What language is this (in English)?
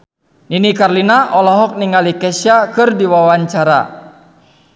Sundanese